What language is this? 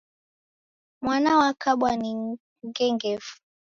Taita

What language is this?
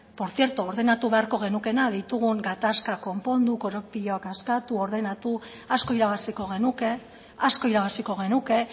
Basque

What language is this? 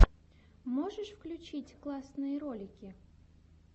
Russian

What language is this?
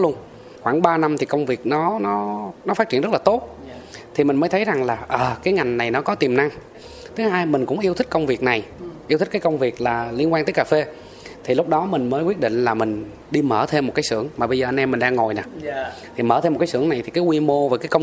Vietnamese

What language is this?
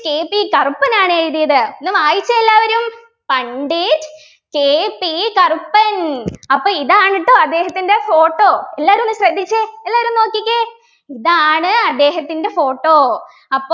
Malayalam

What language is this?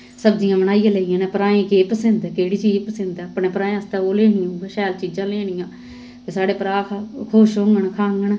Dogri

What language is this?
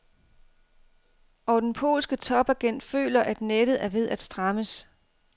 Danish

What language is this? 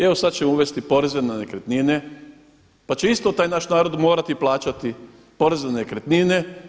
Croatian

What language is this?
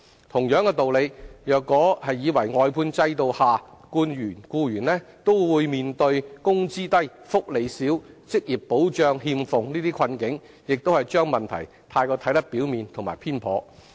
Cantonese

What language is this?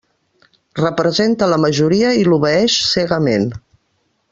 Catalan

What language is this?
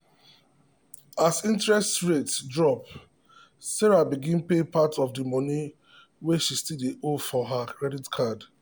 Nigerian Pidgin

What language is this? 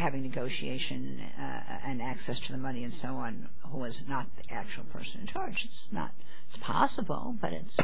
English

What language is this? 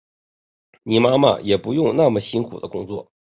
Chinese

